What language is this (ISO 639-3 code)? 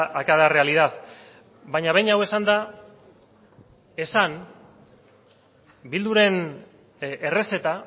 eus